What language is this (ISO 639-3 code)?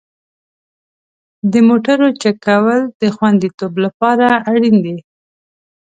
pus